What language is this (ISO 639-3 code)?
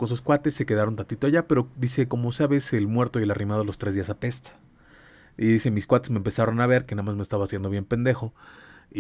spa